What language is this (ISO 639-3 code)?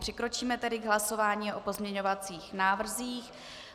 ces